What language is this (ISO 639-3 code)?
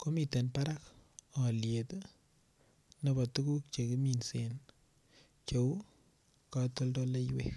kln